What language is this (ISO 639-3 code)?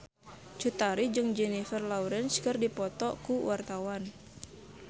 sun